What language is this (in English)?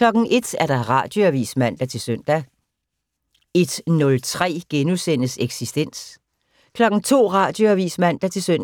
Danish